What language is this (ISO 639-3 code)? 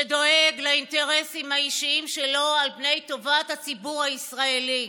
heb